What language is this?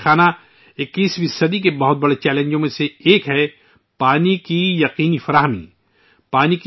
Urdu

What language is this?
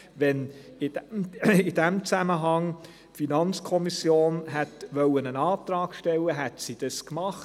Swiss German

